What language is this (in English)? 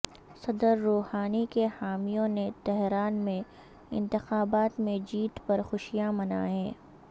Urdu